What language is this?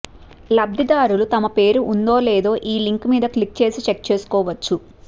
Telugu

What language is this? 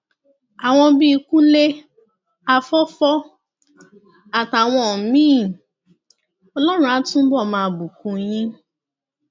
Yoruba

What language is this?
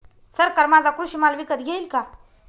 Marathi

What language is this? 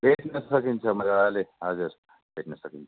Nepali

